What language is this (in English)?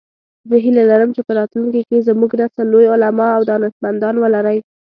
Pashto